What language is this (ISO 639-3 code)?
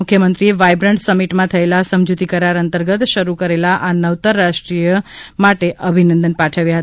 guj